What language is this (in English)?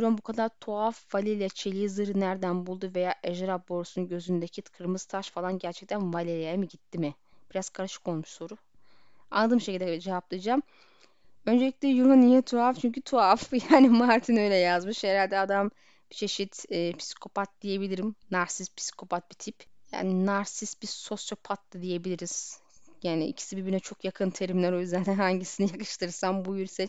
Turkish